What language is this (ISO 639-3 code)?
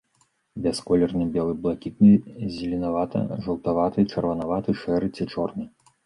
bel